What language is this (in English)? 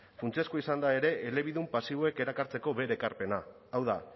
Basque